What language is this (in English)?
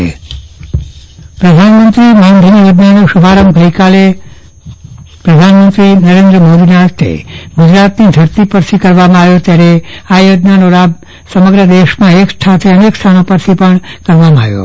Gujarati